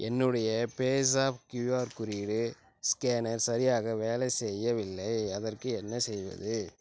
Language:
Tamil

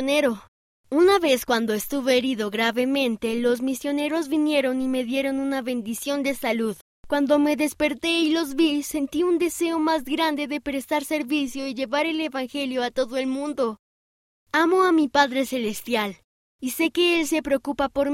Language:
Spanish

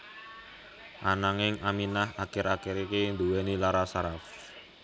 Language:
Javanese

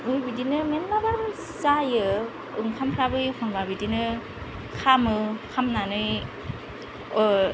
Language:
Bodo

